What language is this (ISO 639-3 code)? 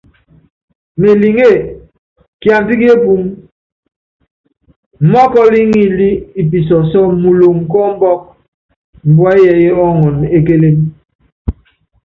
yav